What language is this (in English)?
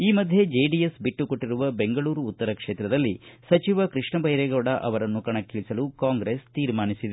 Kannada